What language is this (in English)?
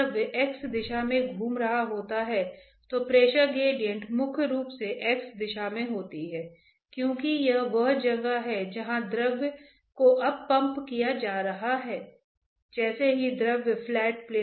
Hindi